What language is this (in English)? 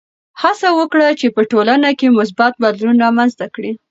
Pashto